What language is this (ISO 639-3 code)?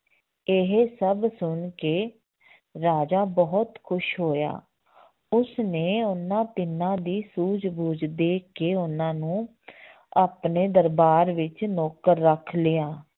pan